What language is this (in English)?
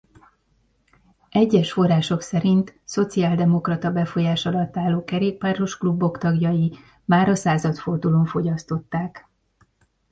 Hungarian